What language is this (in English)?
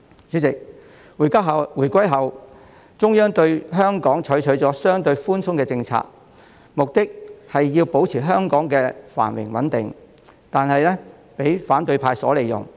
Cantonese